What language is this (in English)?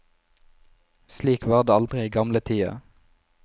Norwegian